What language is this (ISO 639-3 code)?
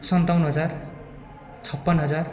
nep